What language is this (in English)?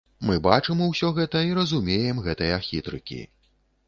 Belarusian